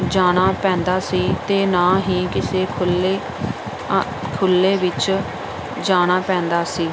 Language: Punjabi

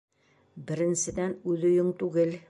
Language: Bashkir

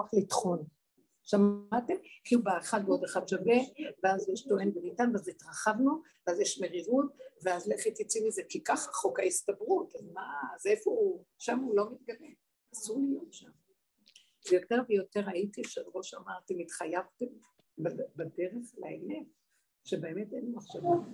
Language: Hebrew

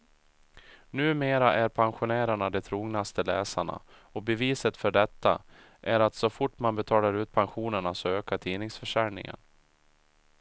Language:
Swedish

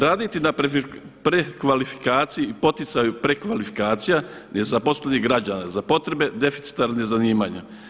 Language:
Croatian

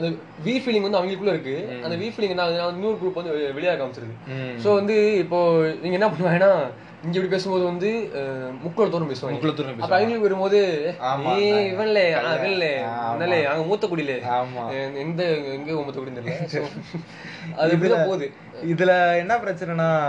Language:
Tamil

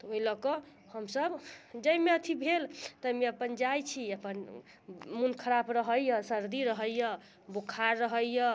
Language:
Maithili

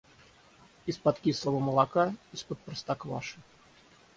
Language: Russian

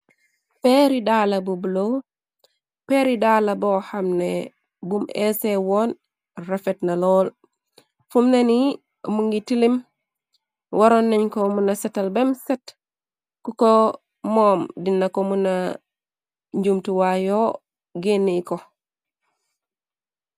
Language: Wolof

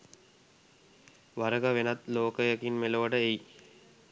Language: Sinhala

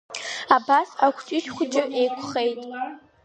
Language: Abkhazian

